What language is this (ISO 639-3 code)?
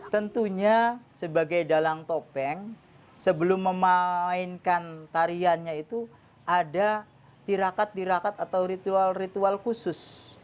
ind